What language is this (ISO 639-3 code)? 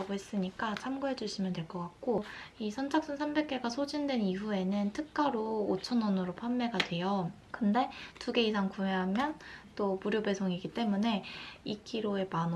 kor